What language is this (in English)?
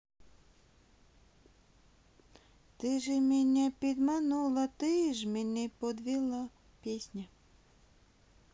Russian